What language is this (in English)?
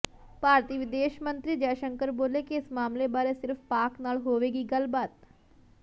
Punjabi